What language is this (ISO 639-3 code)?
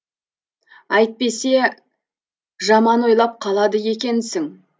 kaz